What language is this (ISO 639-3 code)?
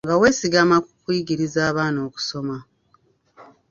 lug